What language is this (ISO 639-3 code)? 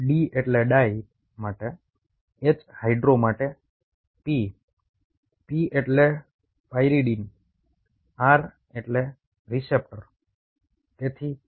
guj